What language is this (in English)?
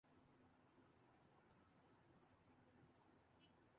Urdu